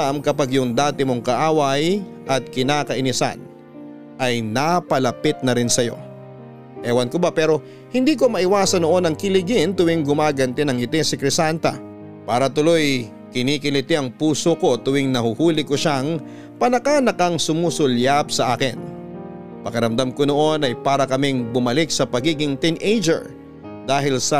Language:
Filipino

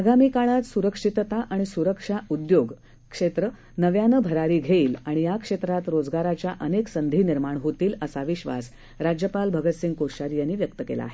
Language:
Marathi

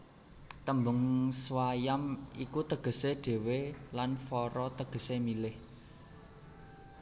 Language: Javanese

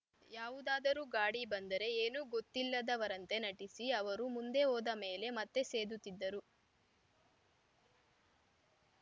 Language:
Kannada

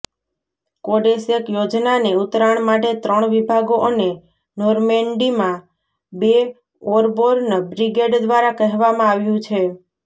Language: Gujarati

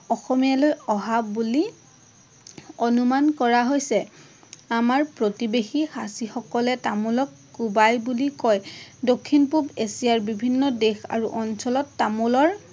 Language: Assamese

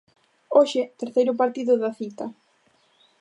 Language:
Galician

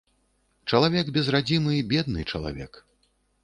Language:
Belarusian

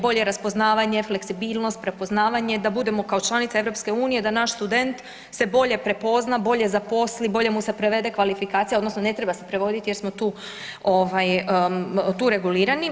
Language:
Croatian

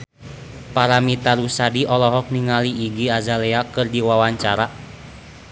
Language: Sundanese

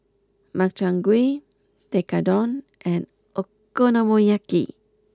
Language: English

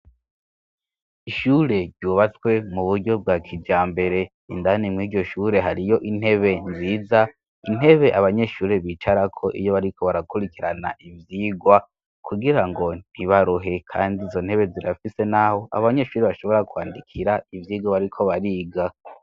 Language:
Rundi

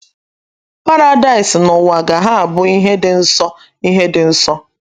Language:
Igbo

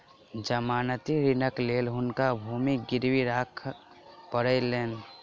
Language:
Maithili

